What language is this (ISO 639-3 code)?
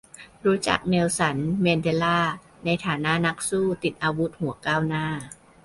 tha